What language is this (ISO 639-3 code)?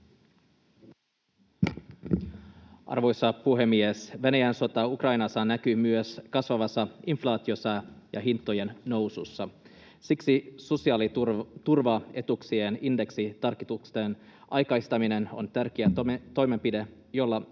fin